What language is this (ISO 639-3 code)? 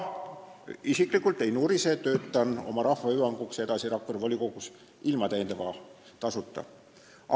est